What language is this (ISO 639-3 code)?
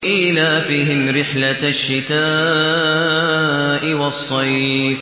ara